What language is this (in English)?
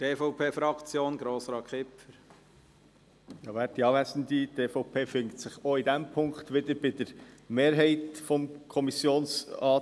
Swiss German